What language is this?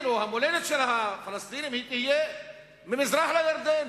Hebrew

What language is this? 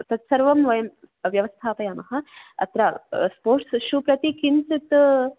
Sanskrit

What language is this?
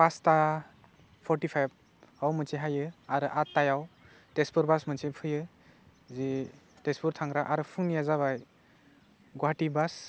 Bodo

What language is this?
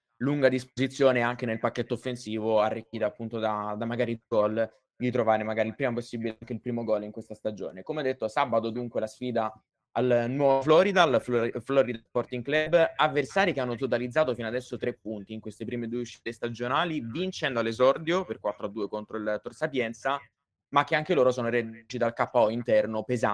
Italian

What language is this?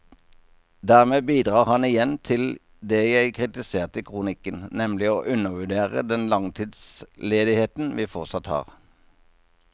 Norwegian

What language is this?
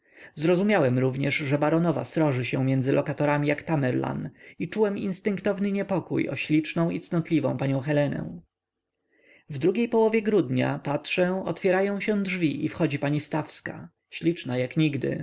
Polish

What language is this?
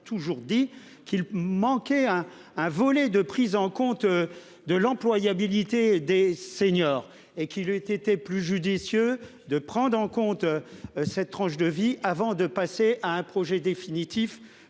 French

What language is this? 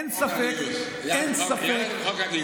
Hebrew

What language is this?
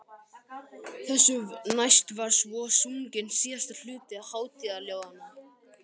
Icelandic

